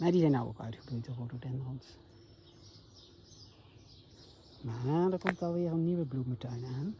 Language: Dutch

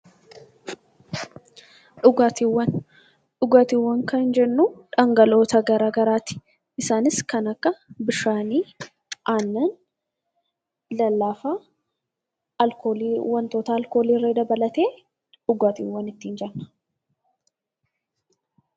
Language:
Oromo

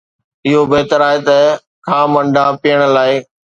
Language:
Sindhi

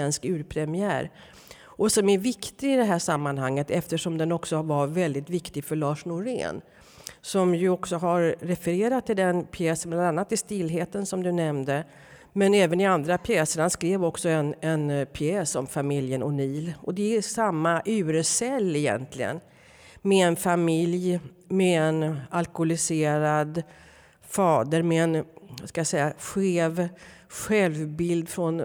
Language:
Swedish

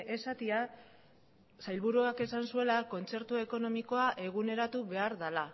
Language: Basque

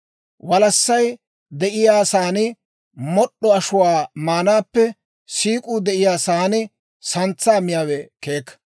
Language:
Dawro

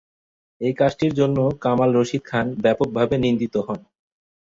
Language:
Bangla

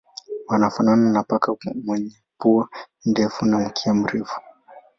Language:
Swahili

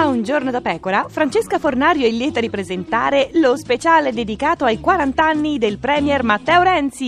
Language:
Italian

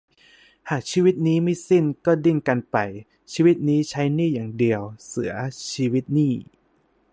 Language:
Thai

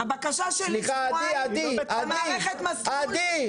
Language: Hebrew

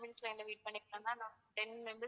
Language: Tamil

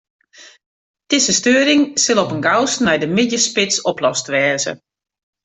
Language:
Western Frisian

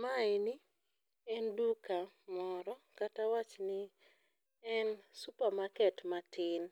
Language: Luo (Kenya and Tanzania)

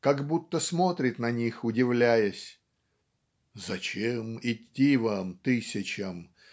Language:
Russian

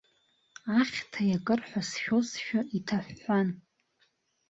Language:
Abkhazian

